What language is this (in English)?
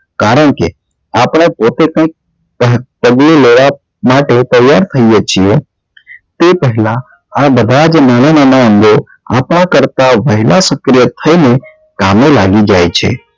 Gujarati